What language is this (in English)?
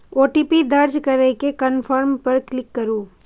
Maithili